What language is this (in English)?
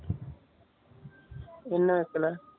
Tamil